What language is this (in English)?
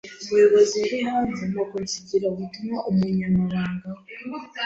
Kinyarwanda